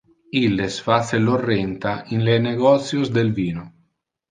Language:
Interlingua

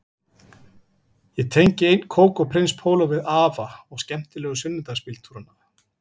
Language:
Icelandic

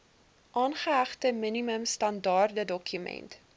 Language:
Afrikaans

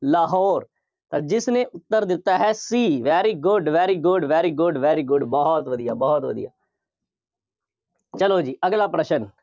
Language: Punjabi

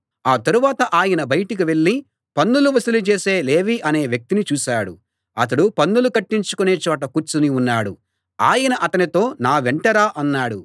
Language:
Telugu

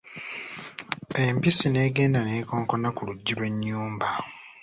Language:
Ganda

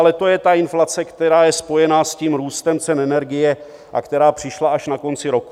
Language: Czech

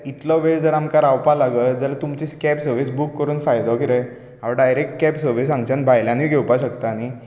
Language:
Konkani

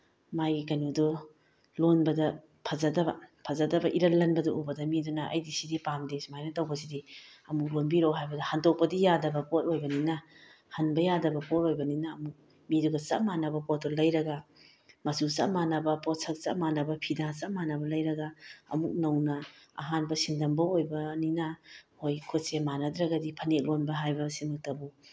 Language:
Manipuri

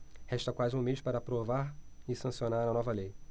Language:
Portuguese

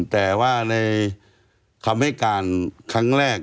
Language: Thai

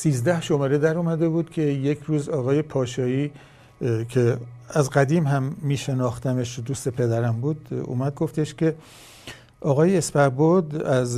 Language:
Persian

